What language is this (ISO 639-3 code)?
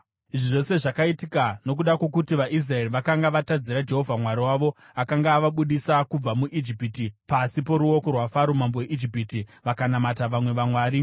sna